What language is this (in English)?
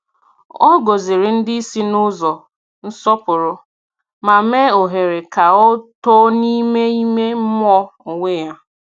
Igbo